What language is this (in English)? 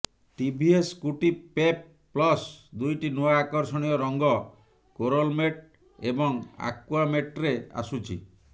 Odia